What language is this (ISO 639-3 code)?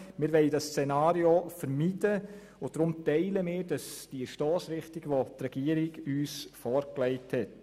gsw